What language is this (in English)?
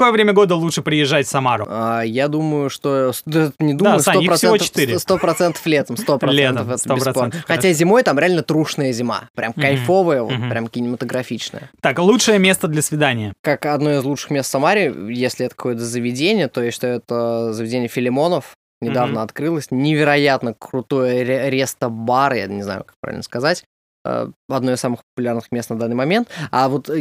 Russian